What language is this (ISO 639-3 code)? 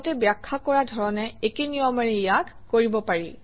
asm